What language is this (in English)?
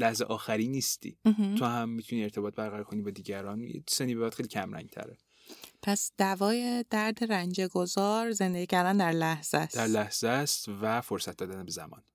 Persian